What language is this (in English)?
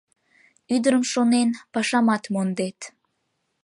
Mari